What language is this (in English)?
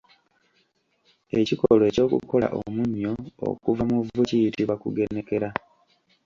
Ganda